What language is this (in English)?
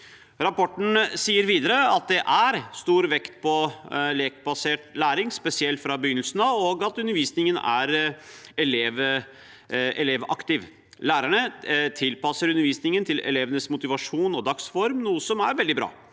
Norwegian